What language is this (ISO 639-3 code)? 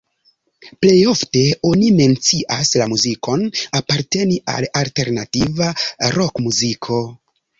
epo